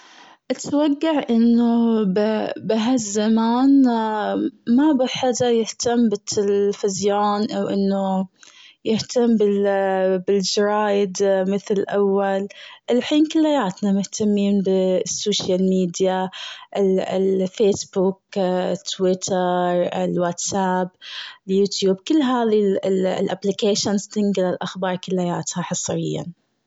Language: Gulf Arabic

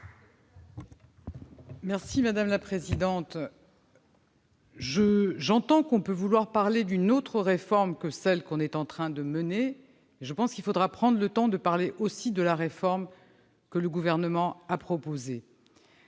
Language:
French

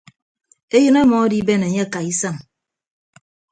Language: Ibibio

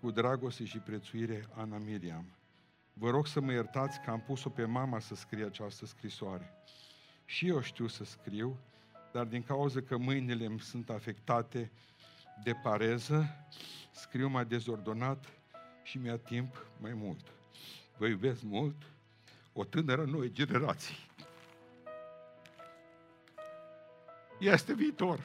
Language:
Romanian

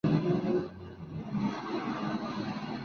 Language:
Spanish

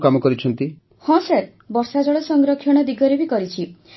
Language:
Odia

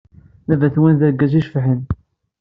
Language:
Kabyle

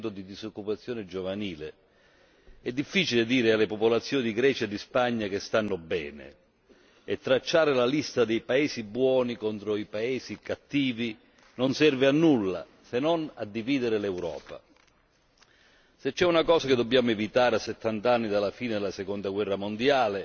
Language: Italian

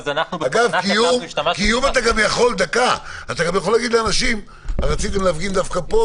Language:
Hebrew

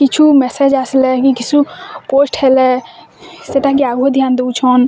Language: Odia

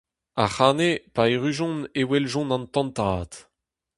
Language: Breton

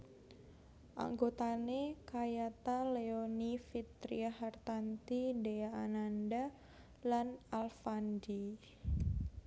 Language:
Javanese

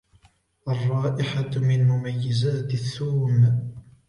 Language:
Arabic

